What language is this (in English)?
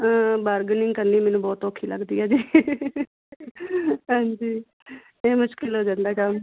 Punjabi